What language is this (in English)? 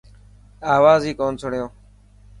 Dhatki